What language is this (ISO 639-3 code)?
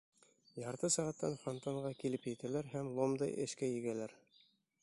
bak